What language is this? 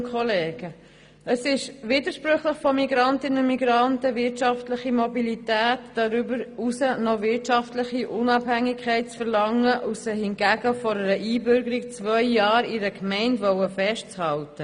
Swiss German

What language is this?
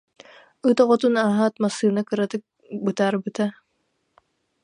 Yakut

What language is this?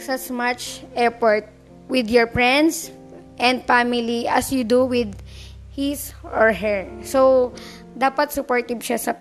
Filipino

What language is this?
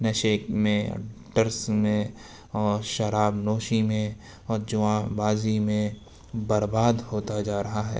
Urdu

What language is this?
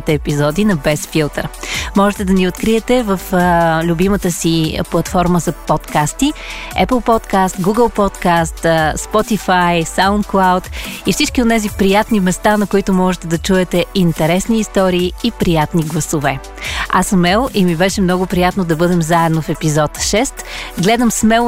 Bulgarian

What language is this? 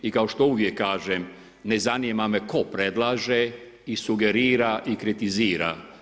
Croatian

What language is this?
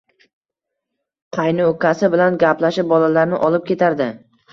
Uzbek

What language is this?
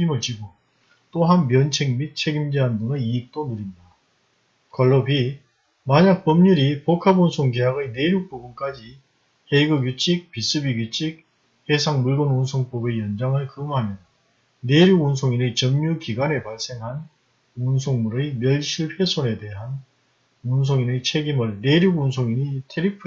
Korean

